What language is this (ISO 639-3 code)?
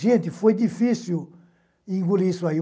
por